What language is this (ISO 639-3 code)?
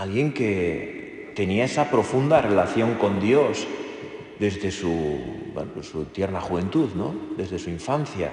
spa